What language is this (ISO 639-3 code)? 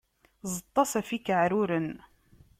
kab